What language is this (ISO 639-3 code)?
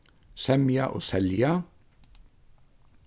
fao